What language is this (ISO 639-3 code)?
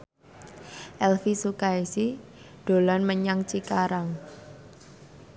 jav